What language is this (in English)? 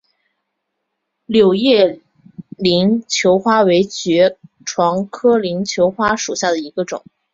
Chinese